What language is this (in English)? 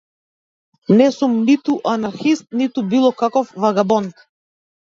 Macedonian